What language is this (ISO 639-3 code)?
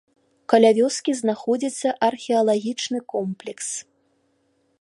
bel